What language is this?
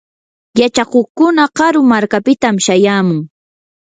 Yanahuanca Pasco Quechua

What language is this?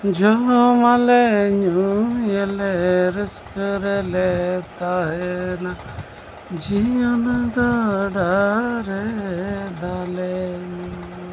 Santali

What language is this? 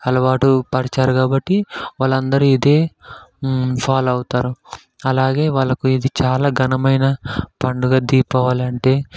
Telugu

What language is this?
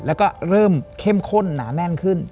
Thai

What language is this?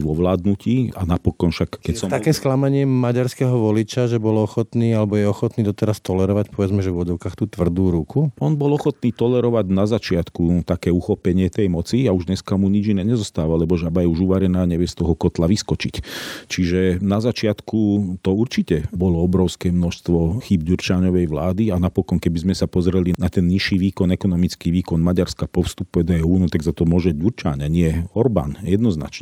Slovak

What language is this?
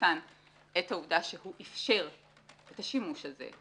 Hebrew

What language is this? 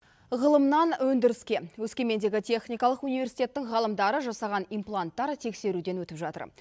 Kazakh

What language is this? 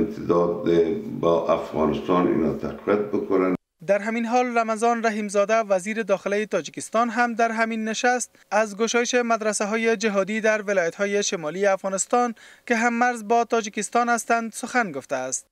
Persian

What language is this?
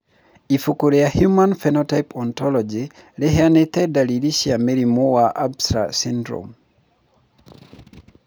Kikuyu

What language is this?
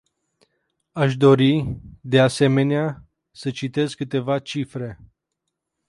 Romanian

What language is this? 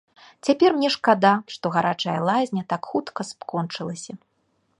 Belarusian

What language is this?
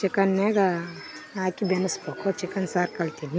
Kannada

